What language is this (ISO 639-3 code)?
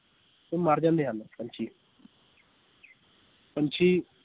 pan